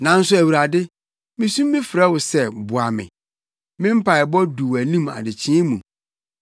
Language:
Akan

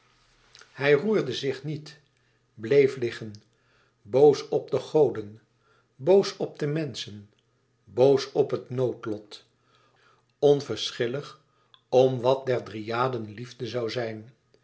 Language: Dutch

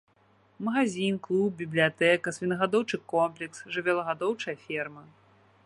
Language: Belarusian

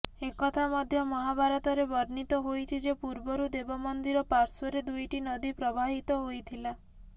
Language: Odia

